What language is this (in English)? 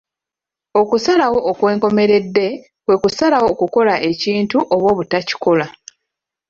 Ganda